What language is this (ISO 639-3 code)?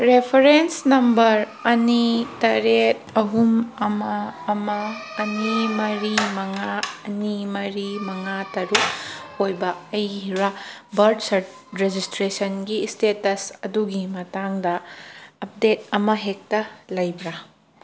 mni